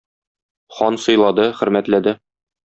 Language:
Tatar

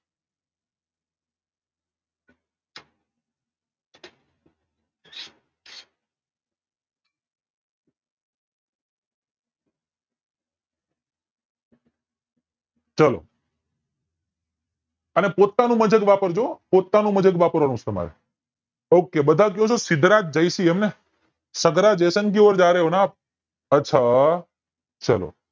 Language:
Gujarati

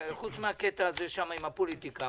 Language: Hebrew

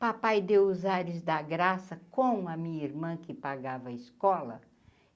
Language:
Portuguese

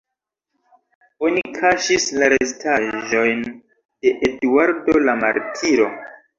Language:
Esperanto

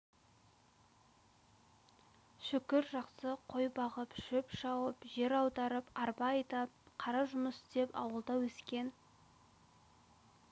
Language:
Kazakh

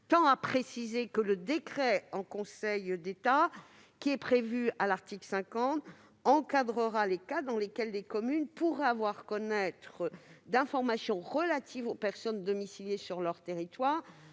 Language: French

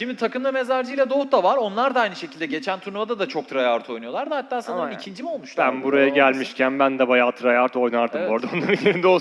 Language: Turkish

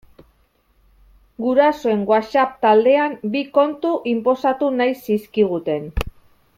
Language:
Basque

